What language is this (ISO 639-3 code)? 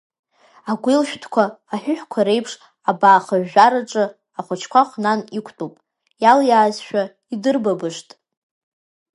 abk